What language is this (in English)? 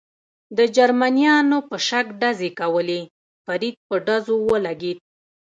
Pashto